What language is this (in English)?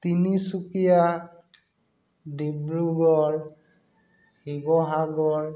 Assamese